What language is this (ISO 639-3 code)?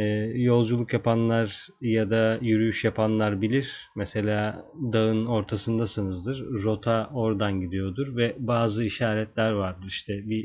tur